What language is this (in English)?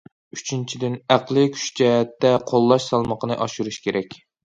Uyghur